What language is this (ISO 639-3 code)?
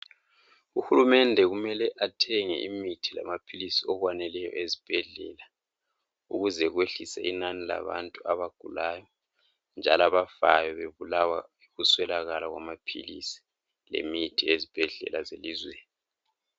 nde